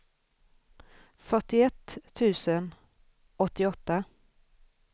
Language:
Swedish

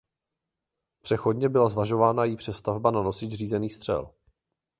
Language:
Czech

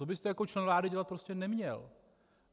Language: Czech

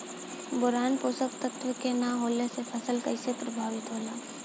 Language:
Bhojpuri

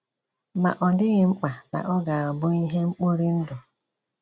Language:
Igbo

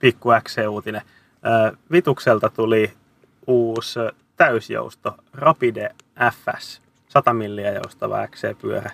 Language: Finnish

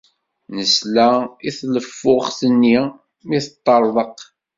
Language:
Kabyle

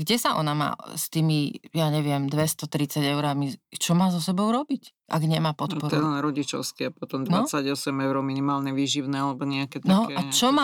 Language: Slovak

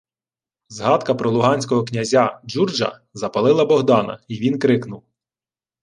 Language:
Ukrainian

